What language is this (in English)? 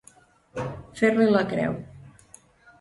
Catalan